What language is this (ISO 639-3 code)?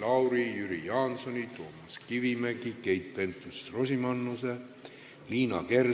est